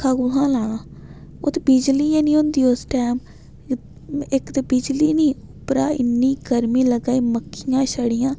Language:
Dogri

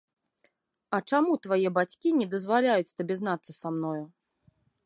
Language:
Belarusian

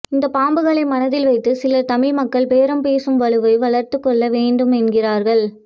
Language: Tamil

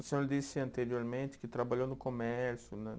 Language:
Portuguese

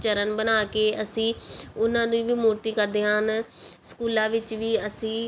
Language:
Punjabi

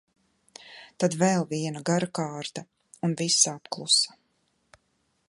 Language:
Latvian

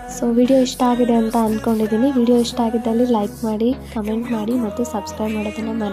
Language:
Kannada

